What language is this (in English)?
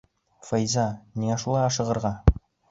Bashkir